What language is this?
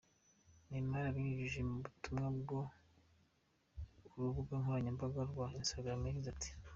Kinyarwanda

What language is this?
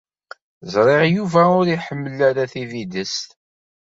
Kabyle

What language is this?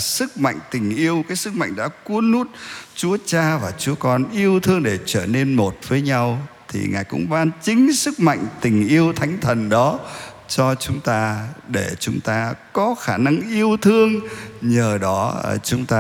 Vietnamese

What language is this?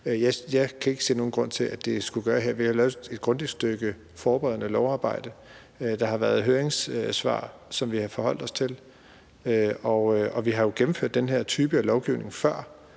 Danish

